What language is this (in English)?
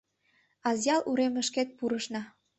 Mari